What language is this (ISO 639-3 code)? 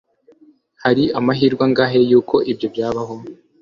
kin